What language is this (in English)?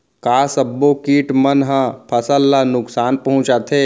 Chhattisgarhi